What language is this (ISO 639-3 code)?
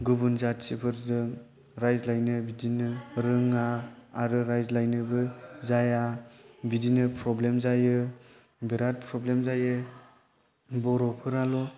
brx